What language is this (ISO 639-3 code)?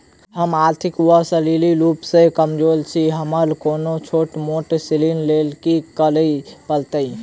mai